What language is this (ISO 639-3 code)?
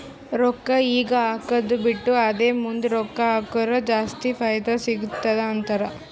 kan